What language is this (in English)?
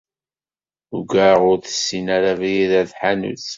Kabyle